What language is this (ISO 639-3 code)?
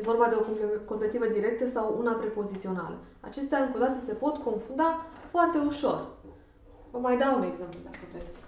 ron